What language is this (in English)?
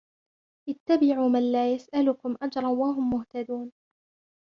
Arabic